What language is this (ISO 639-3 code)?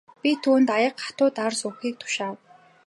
mon